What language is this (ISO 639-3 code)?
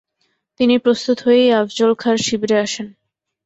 ben